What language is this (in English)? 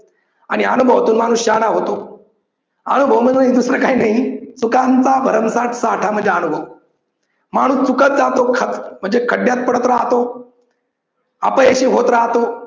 Marathi